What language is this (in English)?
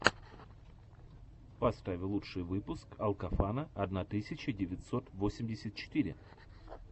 Russian